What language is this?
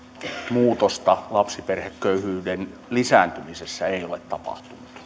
Finnish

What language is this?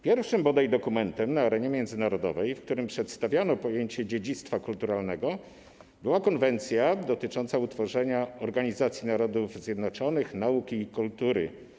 Polish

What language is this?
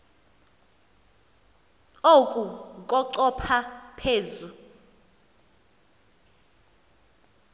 Xhosa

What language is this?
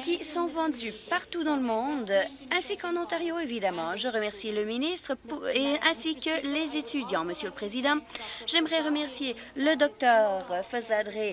French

